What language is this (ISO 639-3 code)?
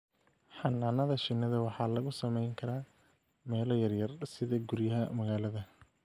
som